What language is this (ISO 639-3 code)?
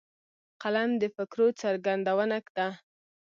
pus